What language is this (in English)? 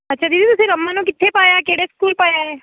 Punjabi